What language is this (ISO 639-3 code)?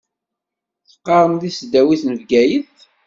kab